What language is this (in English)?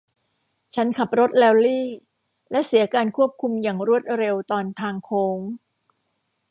Thai